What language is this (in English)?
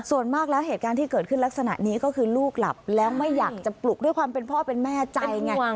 Thai